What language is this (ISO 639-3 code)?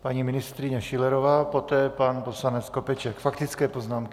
ces